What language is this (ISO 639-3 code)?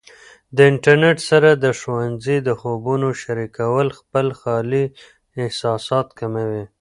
pus